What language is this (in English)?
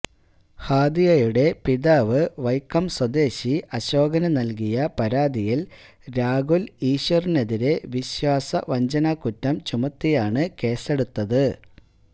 Malayalam